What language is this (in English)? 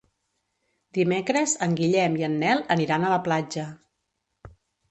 Catalan